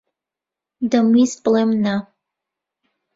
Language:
Central Kurdish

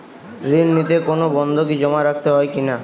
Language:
Bangla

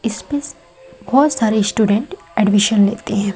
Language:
Hindi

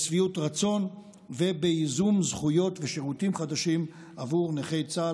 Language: Hebrew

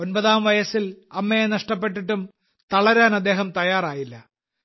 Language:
Malayalam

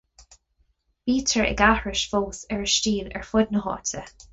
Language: Irish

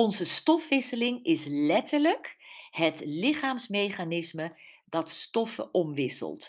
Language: Dutch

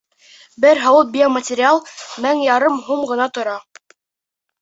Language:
Bashkir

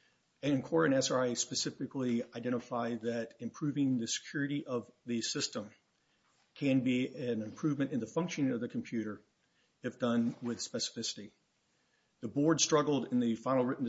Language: English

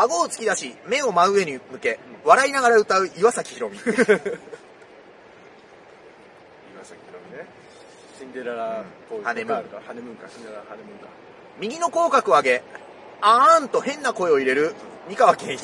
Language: Japanese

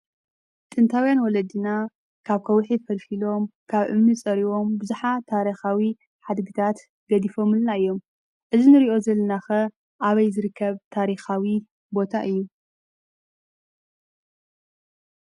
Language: Tigrinya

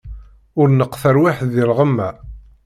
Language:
Kabyle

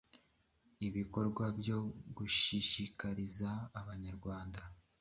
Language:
Kinyarwanda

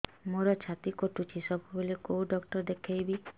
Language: Odia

